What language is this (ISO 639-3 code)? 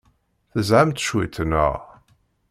kab